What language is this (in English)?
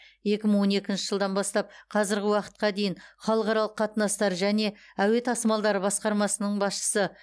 Kazakh